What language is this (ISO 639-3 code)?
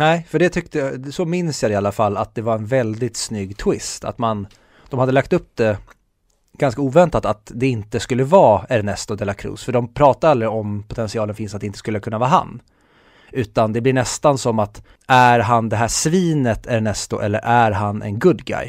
swe